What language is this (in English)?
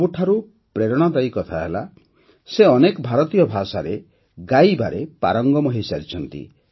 Odia